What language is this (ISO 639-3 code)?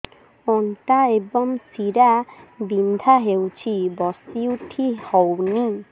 ori